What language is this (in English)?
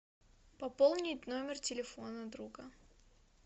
Russian